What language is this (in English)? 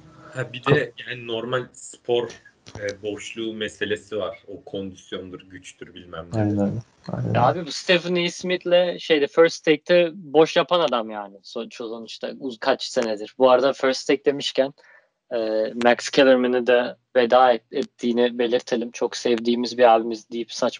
Turkish